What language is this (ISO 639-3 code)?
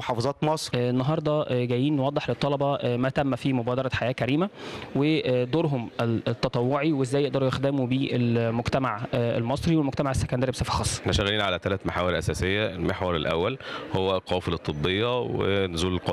ara